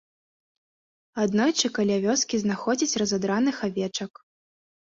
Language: Belarusian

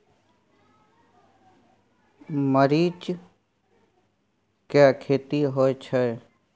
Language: Maithili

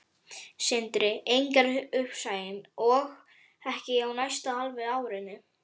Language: Icelandic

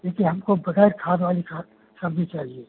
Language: Hindi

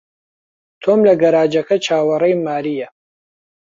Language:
Central Kurdish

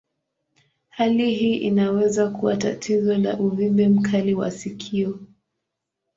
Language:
Swahili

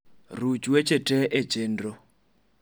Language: Luo (Kenya and Tanzania)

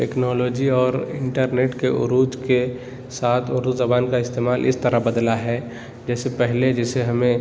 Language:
Urdu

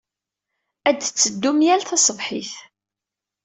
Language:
Kabyle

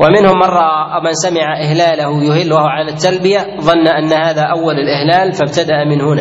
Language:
Arabic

